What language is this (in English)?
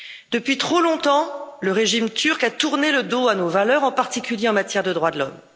French